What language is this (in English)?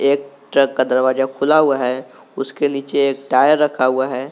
Hindi